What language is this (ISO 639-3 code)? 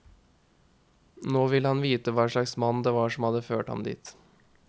nor